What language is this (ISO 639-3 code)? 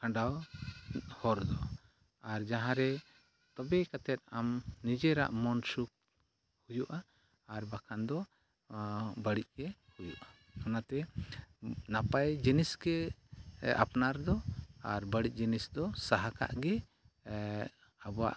sat